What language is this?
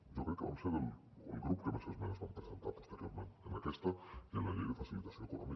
Catalan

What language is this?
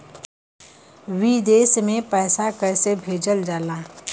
Bhojpuri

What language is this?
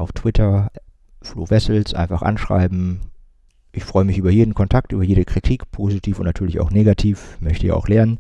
German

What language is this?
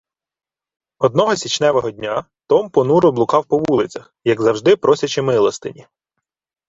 Ukrainian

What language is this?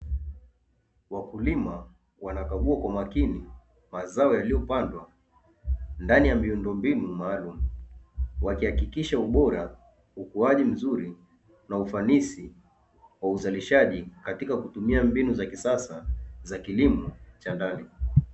Swahili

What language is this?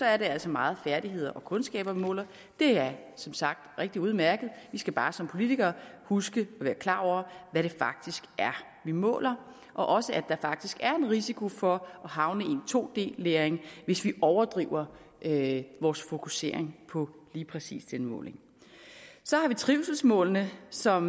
Danish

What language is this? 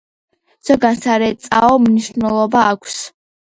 Georgian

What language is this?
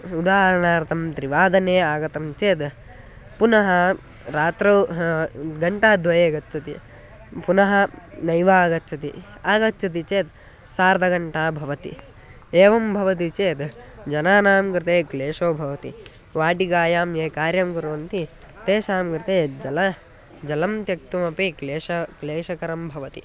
Sanskrit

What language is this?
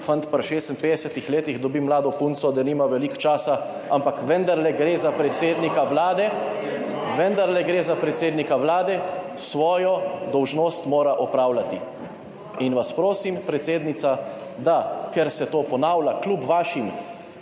Slovenian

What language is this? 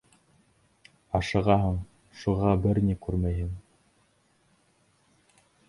Bashkir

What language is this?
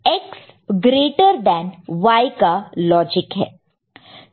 Hindi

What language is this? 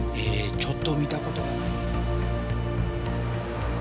Japanese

